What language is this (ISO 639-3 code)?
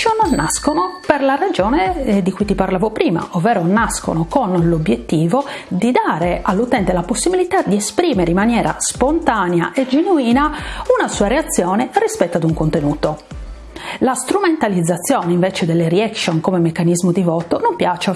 ita